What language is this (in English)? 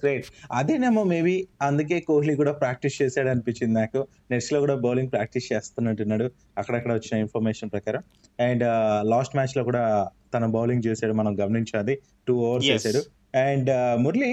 Telugu